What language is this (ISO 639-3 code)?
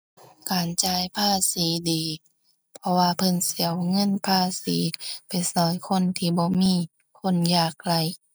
tha